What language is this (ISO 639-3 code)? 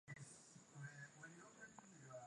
swa